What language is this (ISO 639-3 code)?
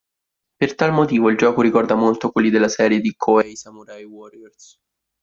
ita